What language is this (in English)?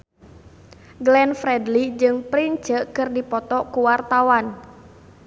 Sundanese